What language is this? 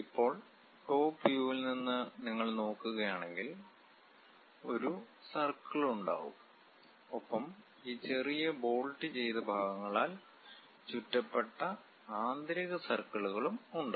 Malayalam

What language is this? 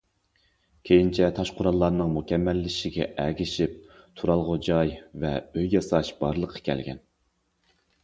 Uyghur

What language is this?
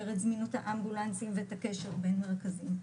Hebrew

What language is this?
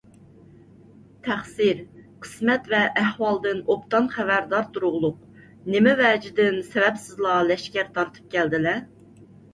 Uyghur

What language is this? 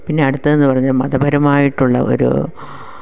Malayalam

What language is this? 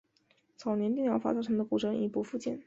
Chinese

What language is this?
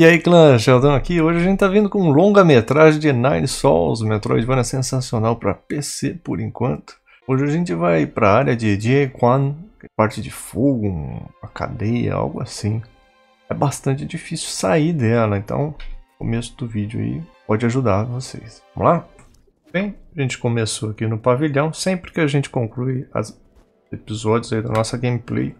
Portuguese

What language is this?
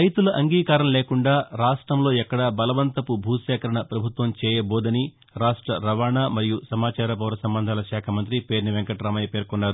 Telugu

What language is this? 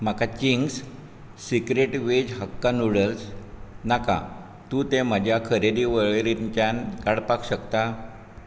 Konkani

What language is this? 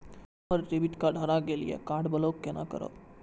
Maithili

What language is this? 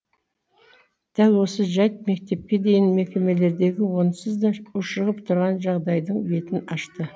Kazakh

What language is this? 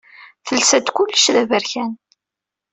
Kabyle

